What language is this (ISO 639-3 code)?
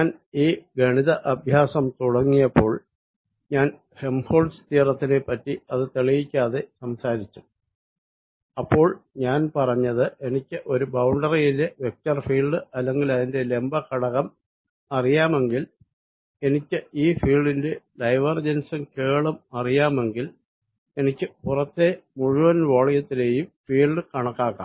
mal